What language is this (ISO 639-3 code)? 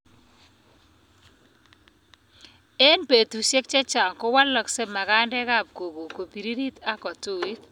kln